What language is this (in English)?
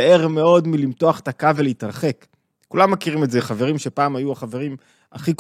Hebrew